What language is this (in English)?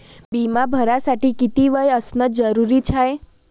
Marathi